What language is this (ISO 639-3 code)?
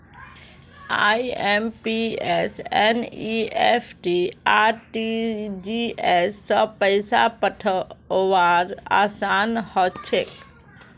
mag